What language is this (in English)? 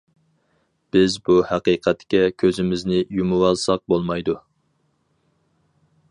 Uyghur